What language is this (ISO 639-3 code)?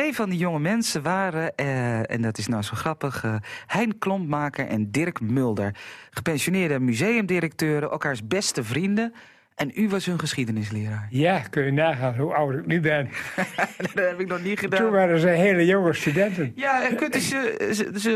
nld